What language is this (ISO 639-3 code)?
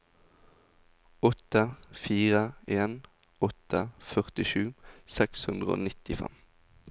nor